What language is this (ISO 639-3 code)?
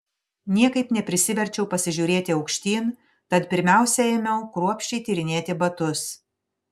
lit